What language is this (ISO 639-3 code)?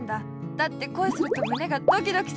jpn